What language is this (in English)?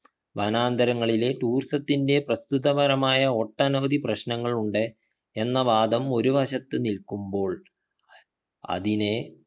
Malayalam